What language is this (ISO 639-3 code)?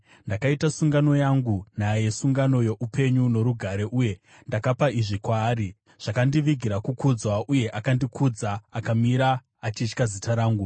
sna